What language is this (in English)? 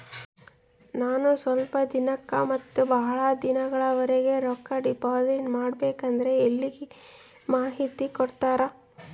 Kannada